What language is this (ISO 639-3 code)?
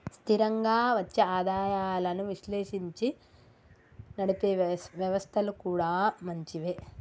tel